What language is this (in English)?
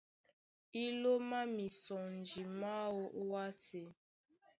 Duala